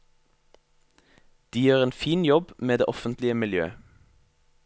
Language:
Norwegian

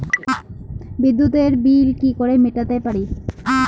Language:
Bangla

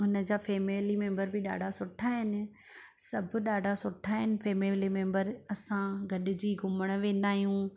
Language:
Sindhi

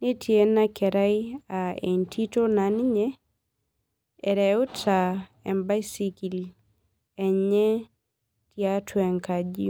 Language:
Masai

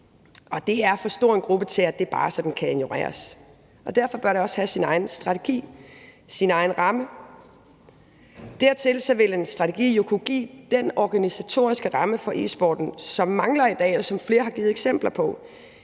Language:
Danish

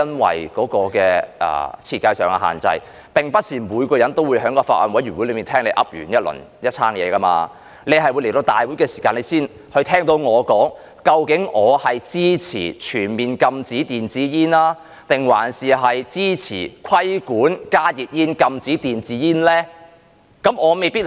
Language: Cantonese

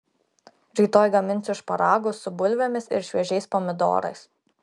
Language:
Lithuanian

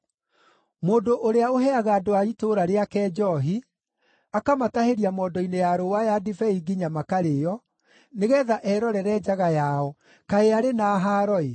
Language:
Kikuyu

